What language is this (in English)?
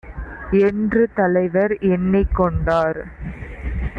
Tamil